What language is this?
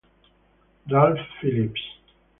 Italian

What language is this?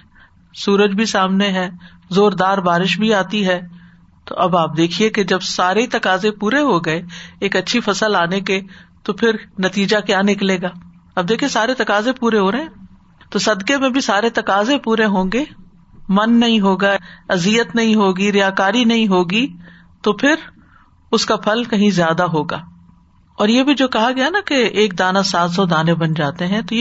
Urdu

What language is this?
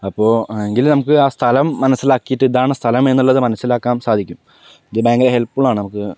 Malayalam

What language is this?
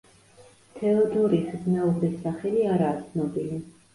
Georgian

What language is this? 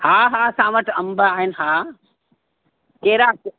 Sindhi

